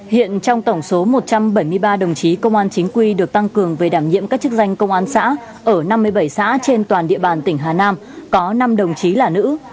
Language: Vietnamese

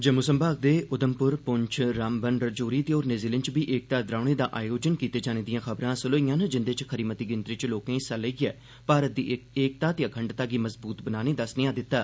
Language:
Dogri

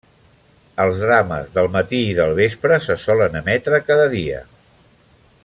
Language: Catalan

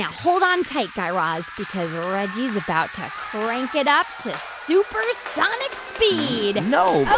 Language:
English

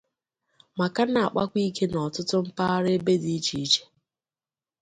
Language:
Igbo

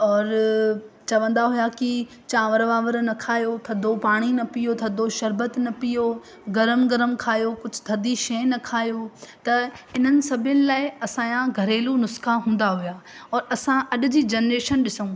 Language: Sindhi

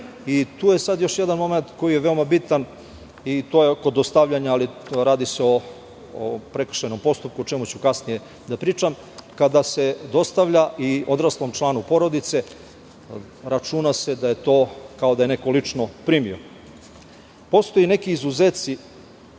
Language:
Serbian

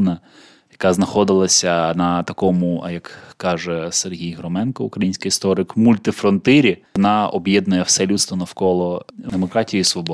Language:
Ukrainian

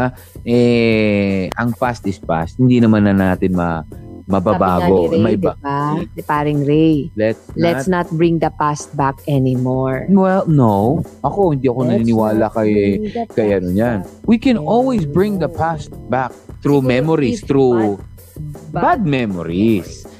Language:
Filipino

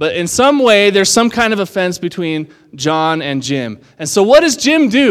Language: English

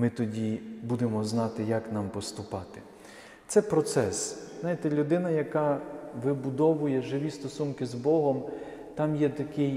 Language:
Ukrainian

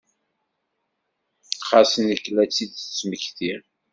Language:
Kabyle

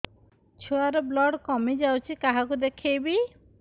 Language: Odia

